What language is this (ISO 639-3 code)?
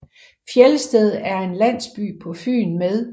dan